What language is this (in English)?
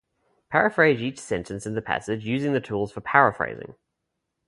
English